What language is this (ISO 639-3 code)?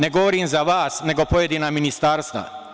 srp